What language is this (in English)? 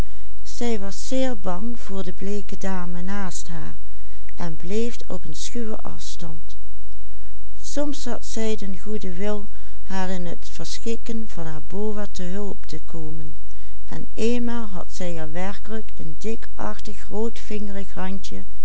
Dutch